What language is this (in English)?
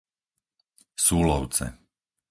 Slovak